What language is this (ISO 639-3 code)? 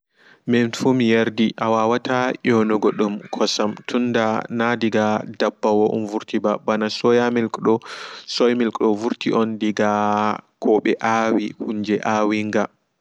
ful